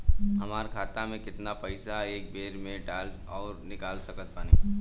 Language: Bhojpuri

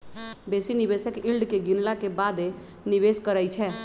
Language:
Magahi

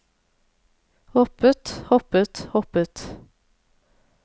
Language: Norwegian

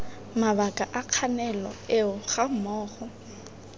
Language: Tswana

